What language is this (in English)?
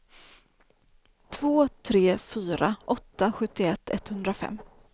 Swedish